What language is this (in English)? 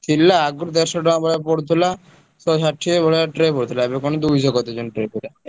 Odia